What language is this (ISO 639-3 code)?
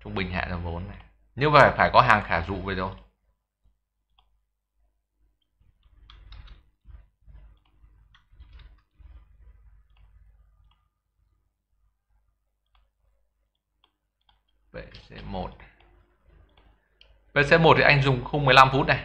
vie